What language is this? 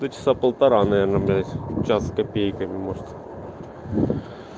Russian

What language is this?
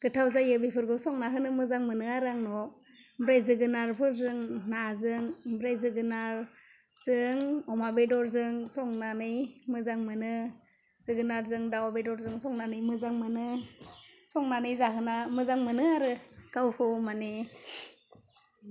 Bodo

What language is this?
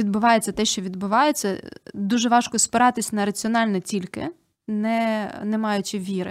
Ukrainian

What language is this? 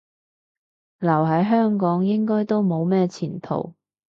Cantonese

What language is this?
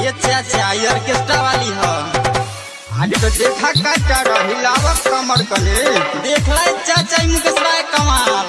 Hindi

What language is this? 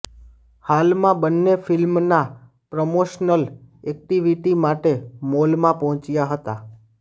Gujarati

